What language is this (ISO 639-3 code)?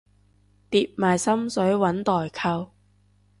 yue